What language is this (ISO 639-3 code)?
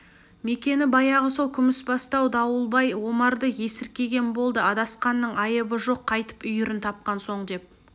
kaz